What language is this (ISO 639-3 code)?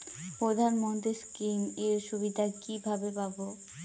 ben